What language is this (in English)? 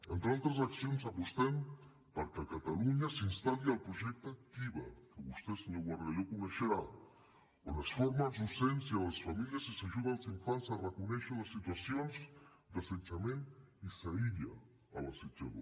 Catalan